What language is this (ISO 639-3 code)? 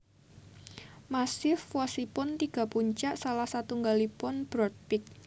jav